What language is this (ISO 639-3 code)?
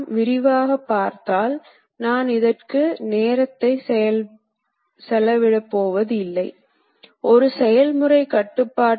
tam